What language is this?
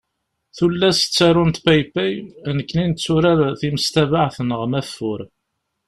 Kabyle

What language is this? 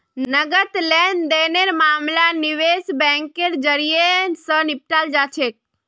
Magahi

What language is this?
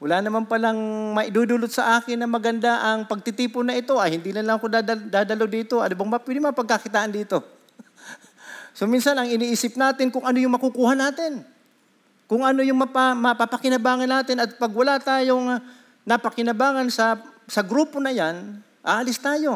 Filipino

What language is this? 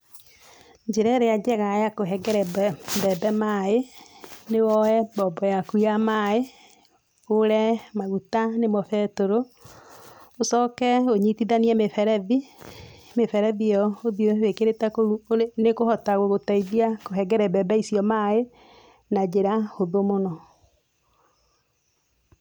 Kikuyu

